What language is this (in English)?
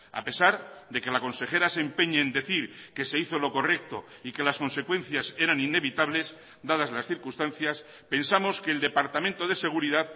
Spanish